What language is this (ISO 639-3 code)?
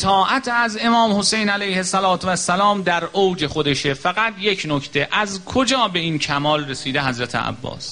fas